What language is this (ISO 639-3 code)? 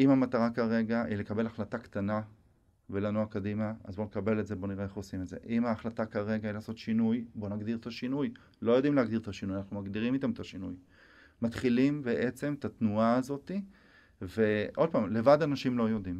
heb